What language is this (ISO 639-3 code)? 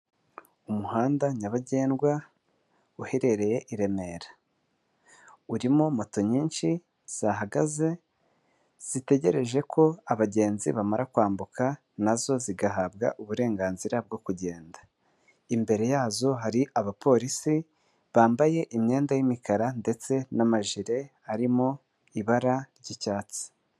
kin